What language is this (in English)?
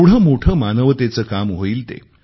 Marathi